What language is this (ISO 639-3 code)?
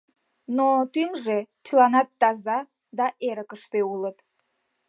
chm